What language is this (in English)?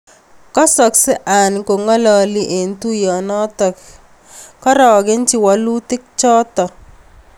Kalenjin